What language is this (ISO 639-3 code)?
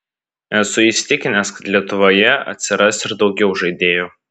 lit